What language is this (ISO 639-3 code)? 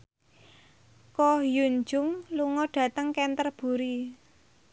jav